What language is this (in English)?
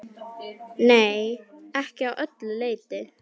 Icelandic